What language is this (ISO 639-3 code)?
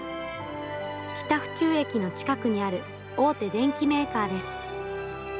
jpn